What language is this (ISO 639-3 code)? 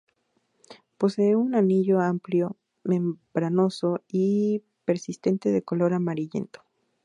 spa